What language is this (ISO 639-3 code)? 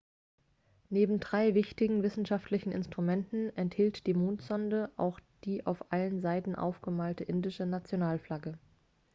deu